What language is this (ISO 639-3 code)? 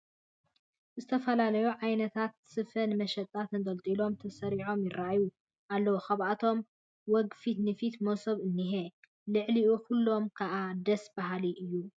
tir